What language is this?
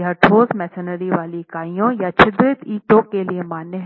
Hindi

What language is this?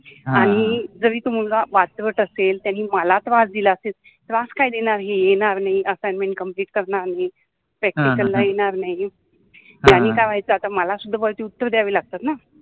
Marathi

